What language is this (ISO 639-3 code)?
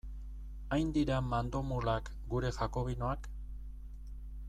eus